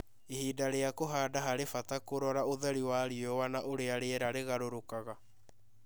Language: Kikuyu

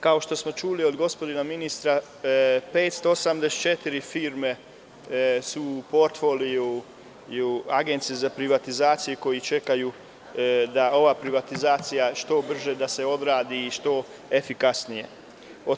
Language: Serbian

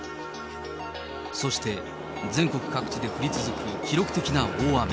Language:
Japanese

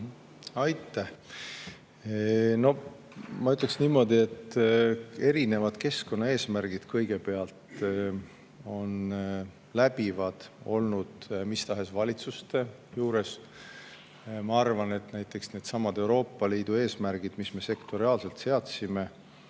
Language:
Estonian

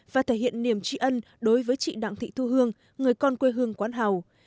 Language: Vietnamese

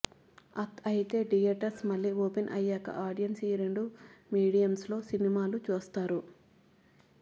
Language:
Telugu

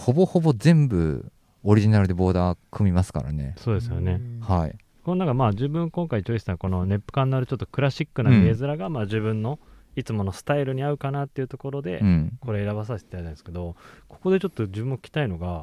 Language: Japanese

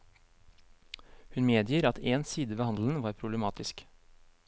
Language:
Norwegian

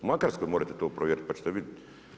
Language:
Croatian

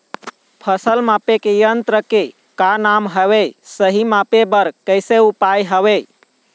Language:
Chhattisgarhi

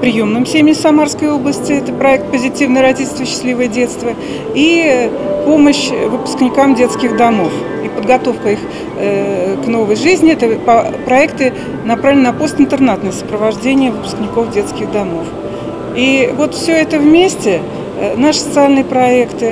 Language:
Russian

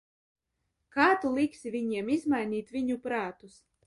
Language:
Latvian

